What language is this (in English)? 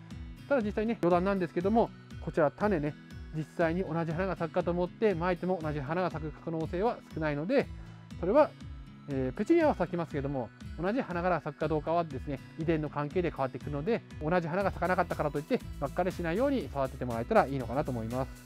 Japanese